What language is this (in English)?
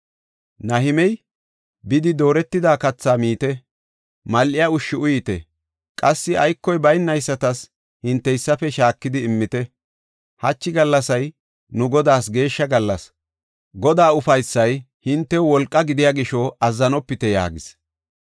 Gofa